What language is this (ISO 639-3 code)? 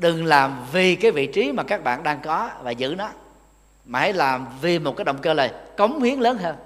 vie